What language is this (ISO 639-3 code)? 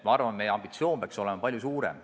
est